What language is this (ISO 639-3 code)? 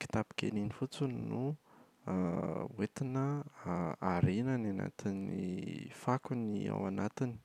mlg